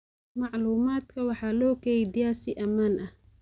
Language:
Somali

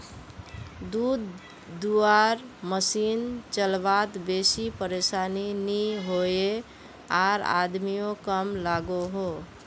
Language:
Magahi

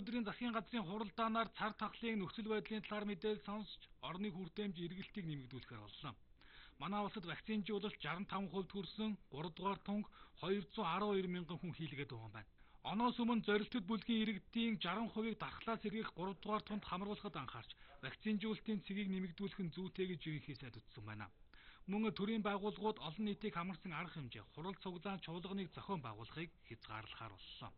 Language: Turkish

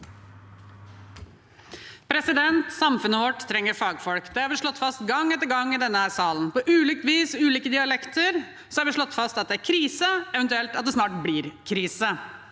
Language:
Norwegian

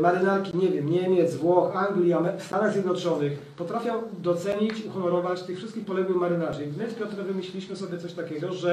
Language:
Polish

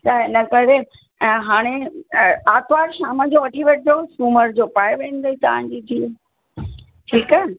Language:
Sindhi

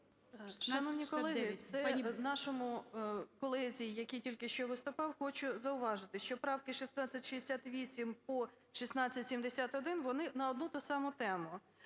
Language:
Ukrainian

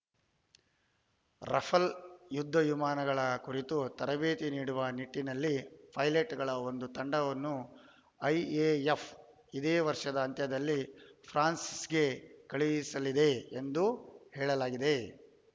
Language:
Kannada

